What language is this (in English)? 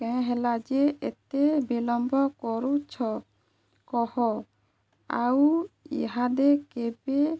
Odia